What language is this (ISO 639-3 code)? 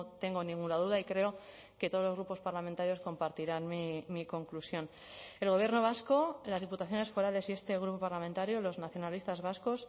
spa